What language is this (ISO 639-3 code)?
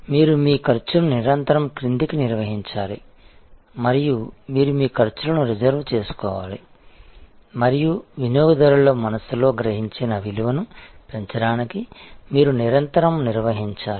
tel